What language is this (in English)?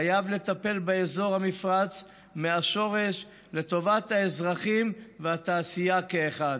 Hebrew